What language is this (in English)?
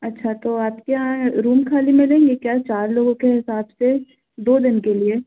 Hindi